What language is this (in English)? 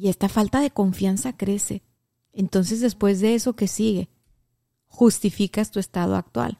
Spanish